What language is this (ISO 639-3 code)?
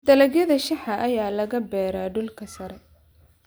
som